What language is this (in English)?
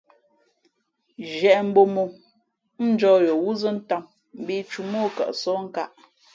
Fe'fe'